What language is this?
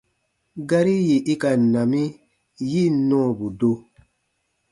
Baatonum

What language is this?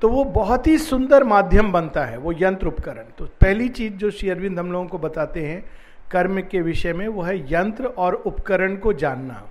Hindi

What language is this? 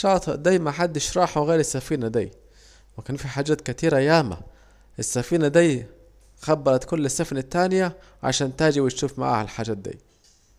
Saidi Arabic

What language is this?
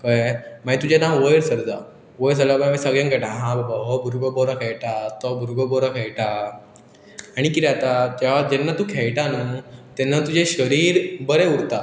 Konkani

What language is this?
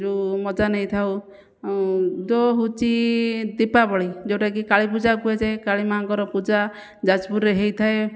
Odia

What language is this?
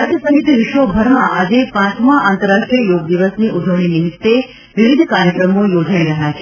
Gujarati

